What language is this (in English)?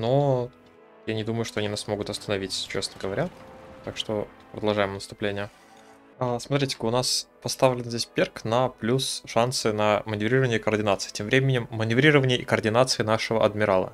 Russian